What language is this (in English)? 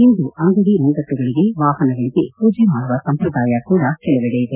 Kannada